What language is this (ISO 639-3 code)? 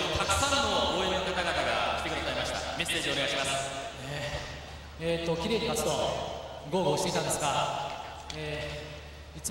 jpn